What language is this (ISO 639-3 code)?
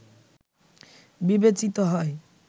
ben